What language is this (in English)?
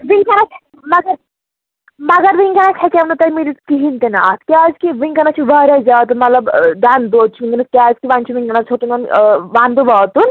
Kashmiri